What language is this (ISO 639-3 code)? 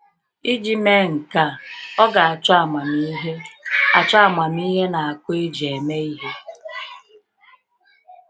ibo